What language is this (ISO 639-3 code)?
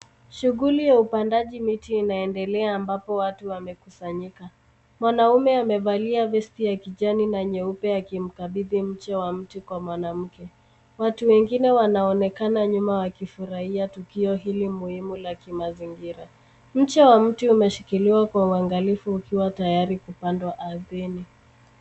swa